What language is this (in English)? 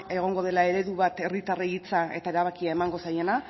Basque